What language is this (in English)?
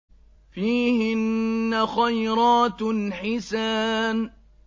Arabic